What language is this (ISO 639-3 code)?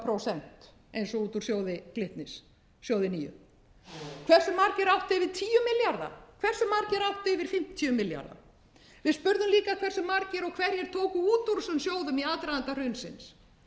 isl